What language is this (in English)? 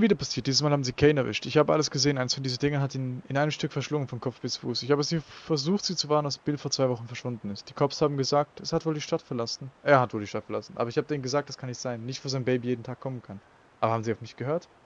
German